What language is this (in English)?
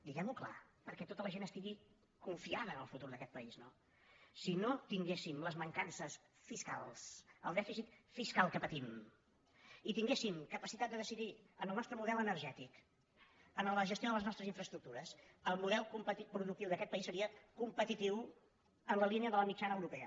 Catalan